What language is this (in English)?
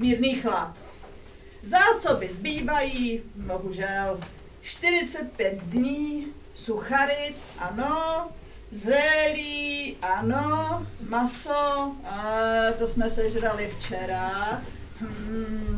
Czech